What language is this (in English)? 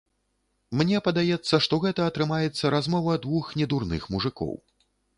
Belarusian